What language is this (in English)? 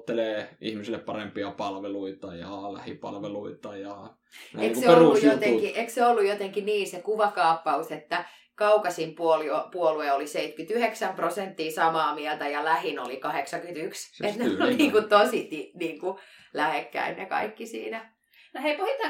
Finnish